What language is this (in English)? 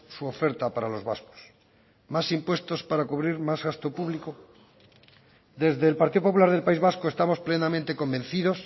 Spanish